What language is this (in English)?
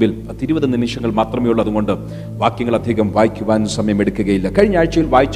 Malayalam